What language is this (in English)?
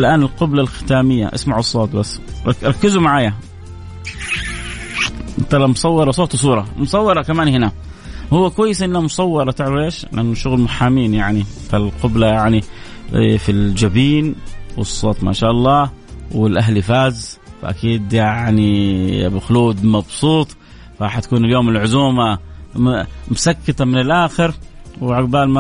Arabic